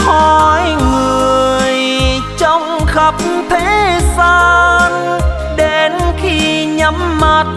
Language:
Vietnamese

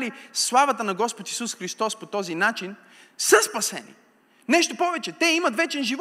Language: Bulgarian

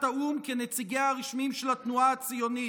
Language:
Hebrew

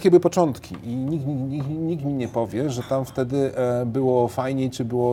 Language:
Polish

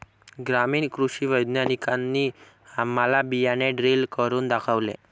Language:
Marathi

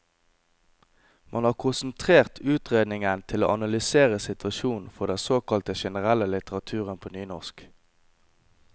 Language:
Norwegian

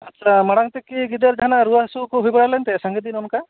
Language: Santali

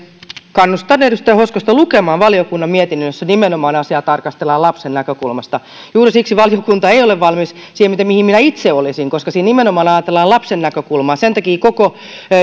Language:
Finnish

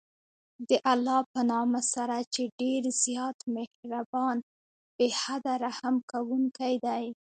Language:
Pashto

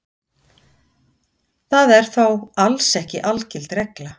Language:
Icelandic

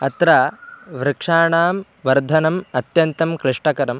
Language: Sanskrit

